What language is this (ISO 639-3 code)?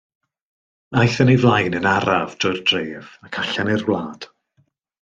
cym